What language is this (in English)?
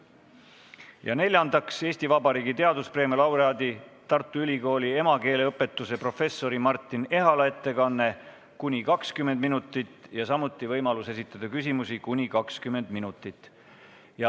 Estonian